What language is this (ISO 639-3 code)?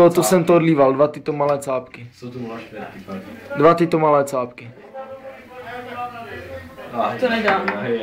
ces